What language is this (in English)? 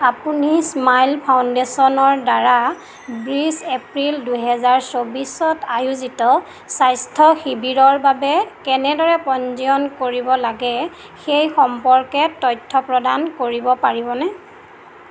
Assamese